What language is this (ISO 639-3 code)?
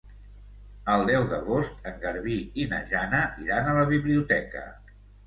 cat